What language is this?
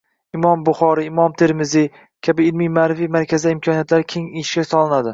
Uzbek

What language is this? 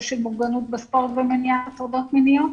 Hebrew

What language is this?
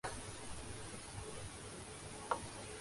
Urdu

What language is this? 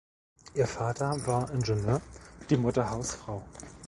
German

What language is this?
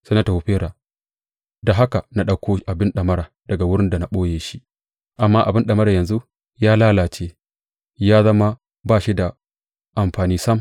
Hausa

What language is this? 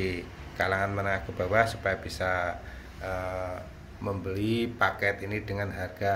Indonesian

